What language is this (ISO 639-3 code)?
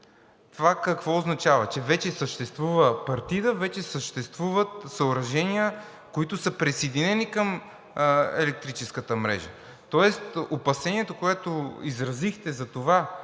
bul